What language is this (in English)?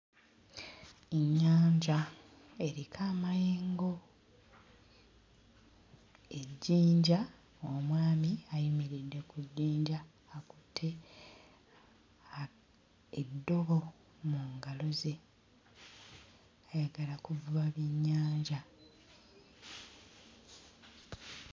Ganda